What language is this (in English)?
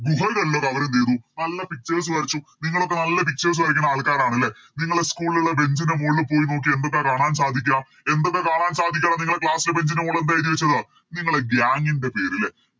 Malayalam